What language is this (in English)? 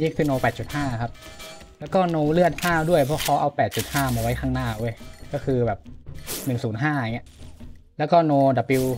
Thai